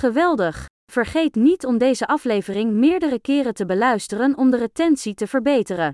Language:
Dutch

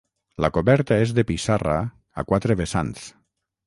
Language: Catalan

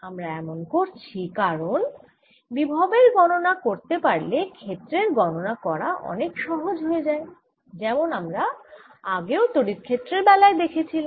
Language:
Bangla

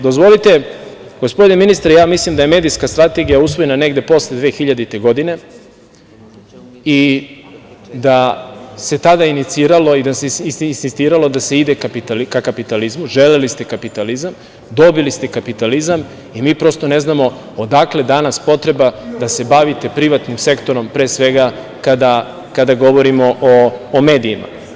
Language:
Serbian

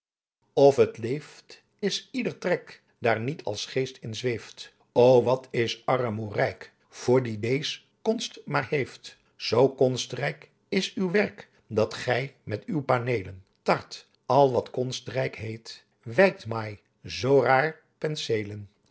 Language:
Dutch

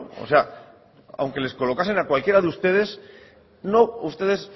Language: Spanish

